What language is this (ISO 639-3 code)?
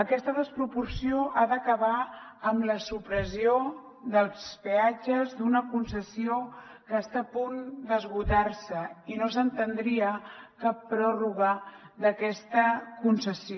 cat